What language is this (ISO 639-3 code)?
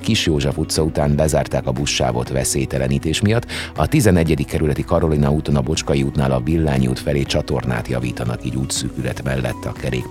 hun